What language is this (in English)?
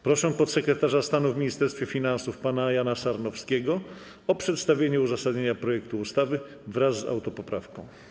Polish